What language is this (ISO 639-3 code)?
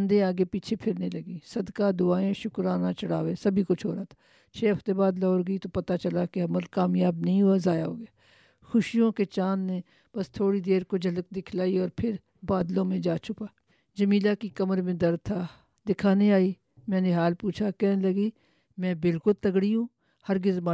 urd